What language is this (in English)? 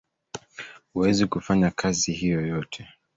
Swahili